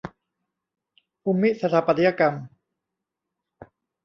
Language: Thai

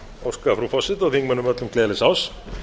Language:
Icelandic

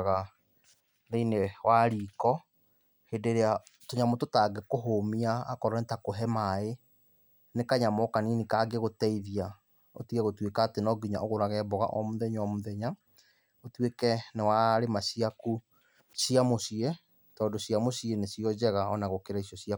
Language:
Kikuyu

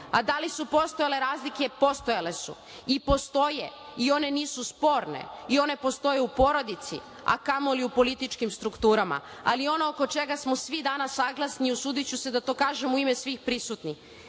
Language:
Serbian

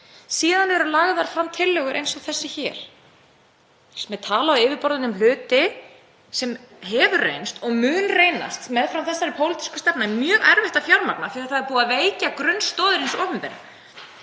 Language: Icelandic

